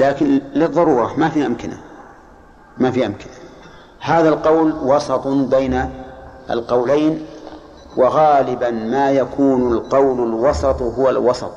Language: Arabic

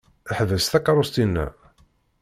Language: Kabyle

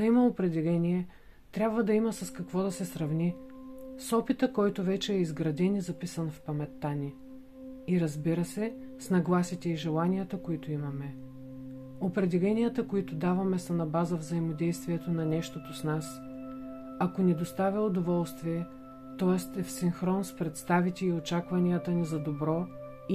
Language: Bulgarian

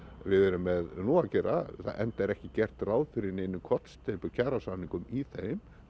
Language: Icelandic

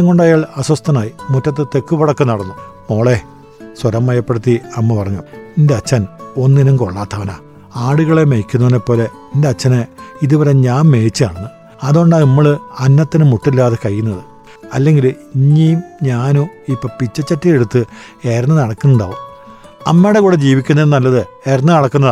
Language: Malayalam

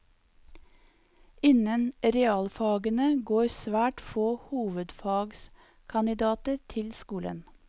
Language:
Norwegian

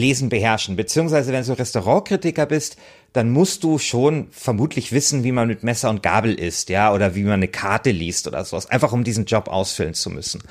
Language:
German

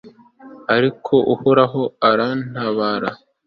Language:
Kinyarwanda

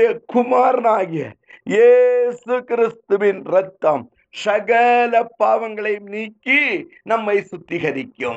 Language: Tamil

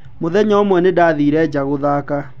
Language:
Kikuyu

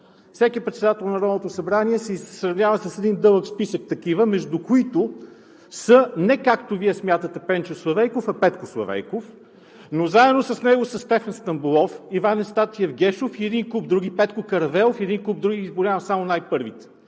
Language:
Bulgarian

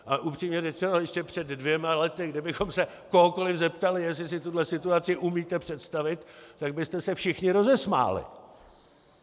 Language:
Czech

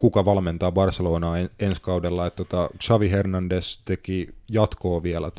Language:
Finnish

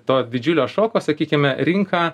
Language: Lithuanian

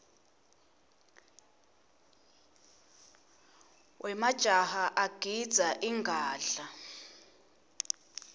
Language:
Swati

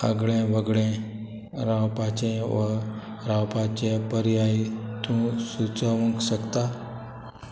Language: Konkani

